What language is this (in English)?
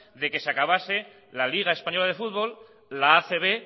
Spanish